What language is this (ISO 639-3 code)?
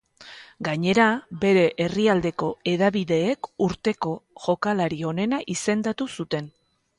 eus